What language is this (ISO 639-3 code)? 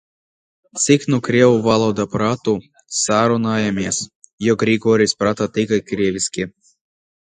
lav